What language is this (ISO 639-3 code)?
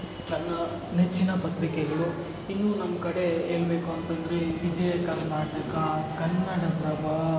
kan